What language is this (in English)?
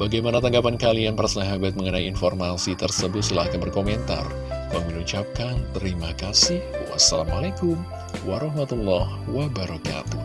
Indonesian